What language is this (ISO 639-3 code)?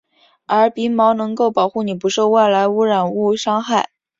zho